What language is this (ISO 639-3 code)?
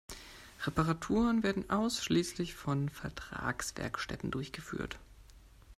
deu